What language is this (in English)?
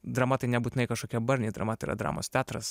Lithuanian